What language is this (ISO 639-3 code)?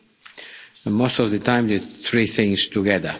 eng